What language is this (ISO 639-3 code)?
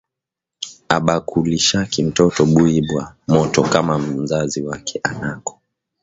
swa